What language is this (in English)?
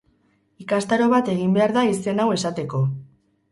Basque